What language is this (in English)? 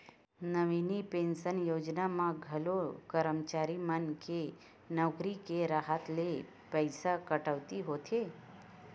Chhattisgarhi